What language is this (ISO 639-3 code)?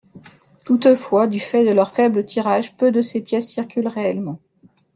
fra